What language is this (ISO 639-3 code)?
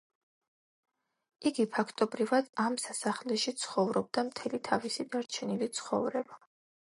kat